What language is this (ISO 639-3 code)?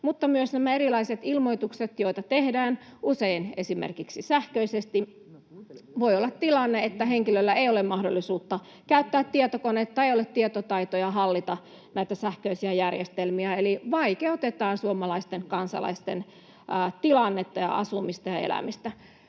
fin